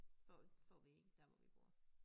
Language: Danish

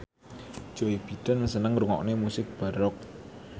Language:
Javanese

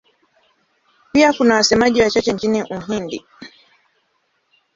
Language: Swahili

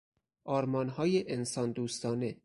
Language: Persian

